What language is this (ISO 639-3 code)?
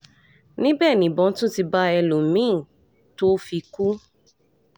yor